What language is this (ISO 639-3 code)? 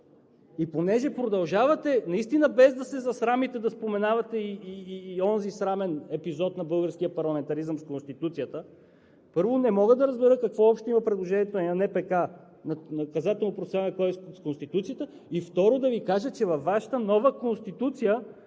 bul